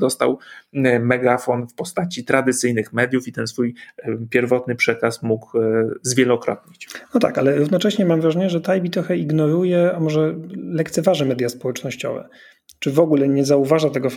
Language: Polish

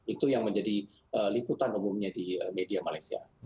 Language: Indonesian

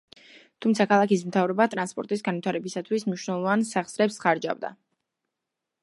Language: Georgian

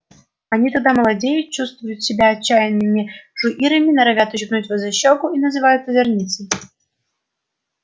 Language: Russian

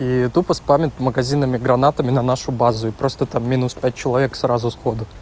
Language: Russian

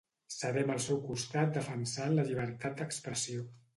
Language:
Catalan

